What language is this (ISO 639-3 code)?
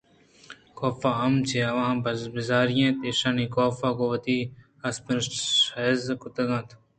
bgp